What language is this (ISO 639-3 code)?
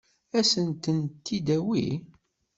kab